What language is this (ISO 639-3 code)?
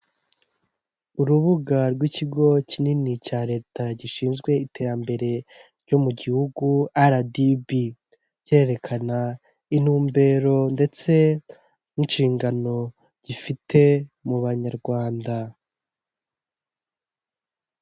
kin